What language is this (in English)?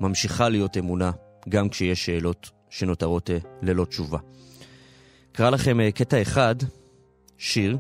Hebrew